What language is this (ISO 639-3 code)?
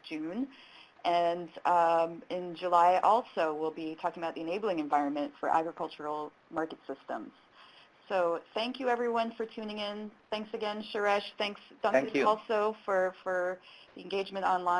eng